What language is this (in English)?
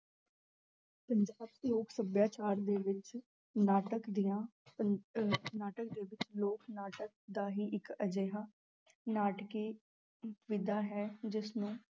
Punjabi